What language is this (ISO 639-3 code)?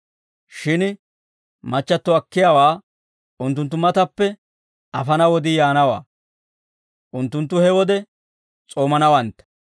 dwr